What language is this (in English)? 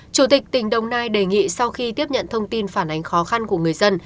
Vietnamese